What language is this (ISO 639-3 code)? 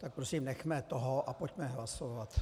ces